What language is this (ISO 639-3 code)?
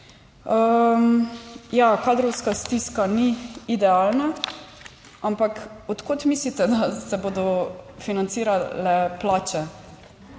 slv